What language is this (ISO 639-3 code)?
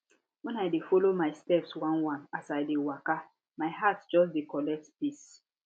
pcm